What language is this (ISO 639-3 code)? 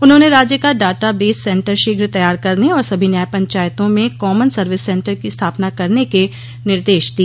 hin